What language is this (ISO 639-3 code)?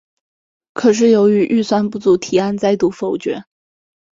zho